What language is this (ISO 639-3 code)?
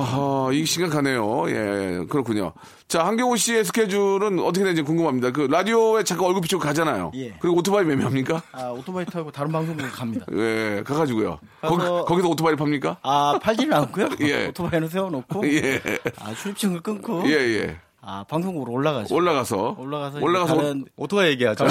kor